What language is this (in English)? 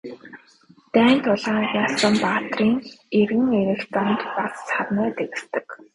Mongolian